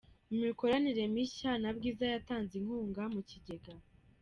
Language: Kinyarwanda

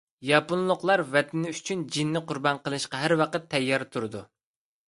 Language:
Uyghur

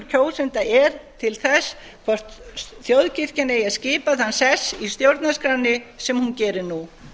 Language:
Icelandic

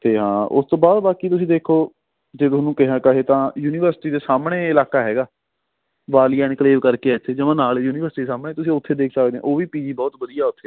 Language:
Punjabi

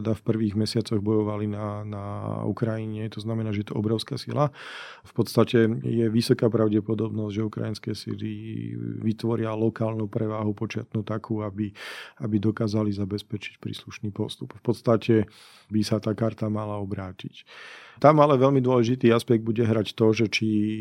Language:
Slovak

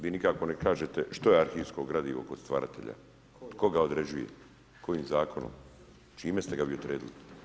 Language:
Croatian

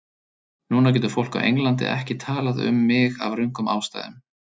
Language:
Icelandic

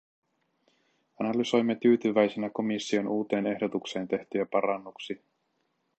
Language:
Finnish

